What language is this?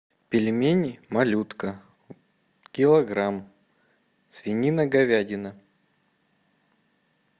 Russian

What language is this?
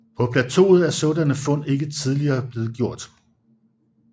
Danish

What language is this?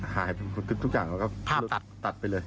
Thai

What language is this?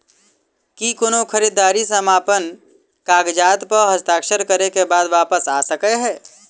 Maithili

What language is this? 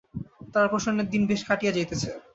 Bangla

